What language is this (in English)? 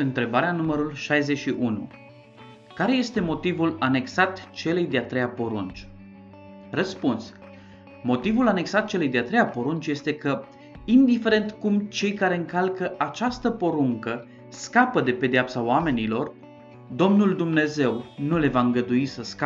Romanian